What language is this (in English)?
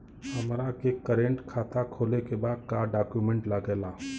Bhojpuri